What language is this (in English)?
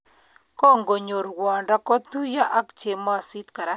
Kalenjin